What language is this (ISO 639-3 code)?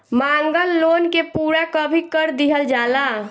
bho